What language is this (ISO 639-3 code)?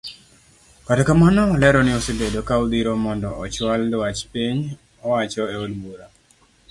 luo